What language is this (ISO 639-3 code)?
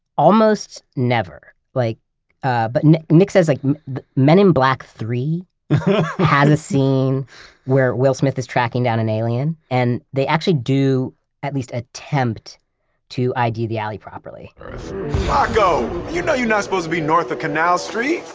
eng